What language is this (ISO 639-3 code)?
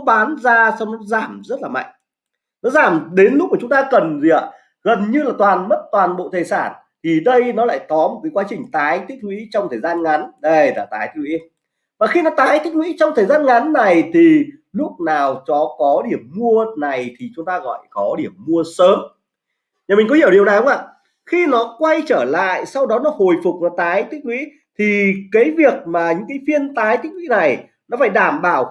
vie